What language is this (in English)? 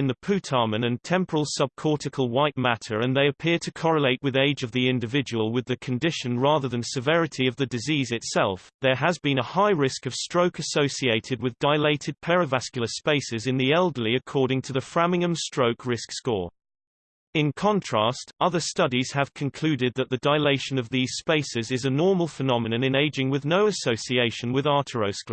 English